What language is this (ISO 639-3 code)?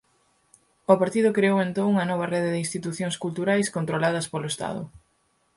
glg